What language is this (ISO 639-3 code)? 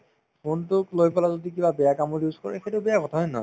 asm